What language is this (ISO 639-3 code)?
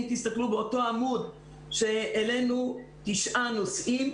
heb